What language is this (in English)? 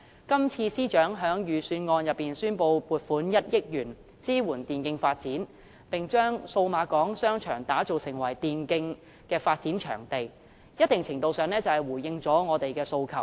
Cantonese